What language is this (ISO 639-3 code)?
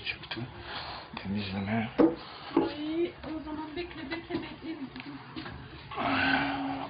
tur